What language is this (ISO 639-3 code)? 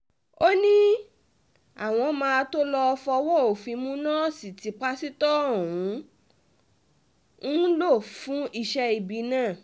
yor